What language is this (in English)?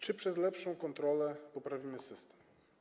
Polish